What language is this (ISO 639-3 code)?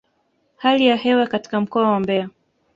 swa